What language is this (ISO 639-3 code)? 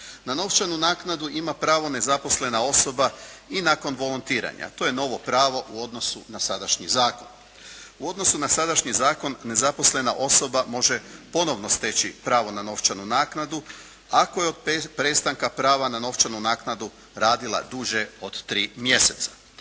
hrv